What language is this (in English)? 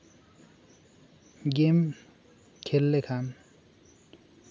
Santali